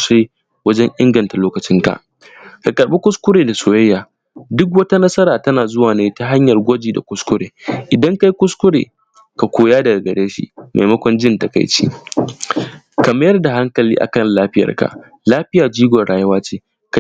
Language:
Hausa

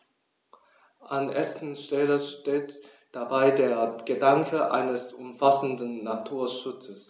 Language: German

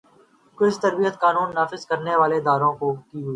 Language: Urdu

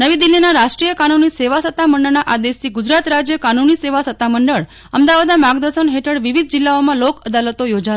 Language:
Gujarati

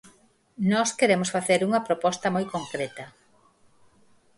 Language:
Galician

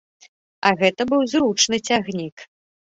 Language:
Belarusian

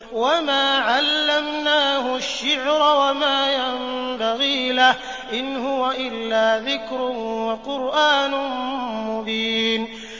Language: Arabic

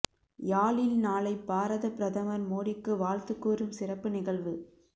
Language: Tamil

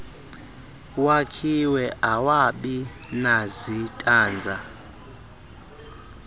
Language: Xhosa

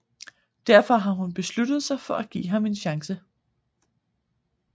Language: Danish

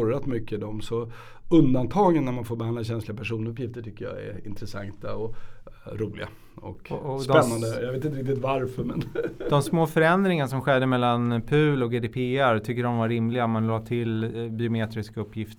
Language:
Swedish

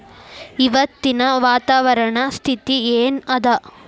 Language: Kannada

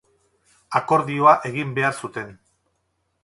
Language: Basque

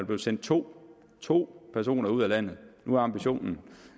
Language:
Danish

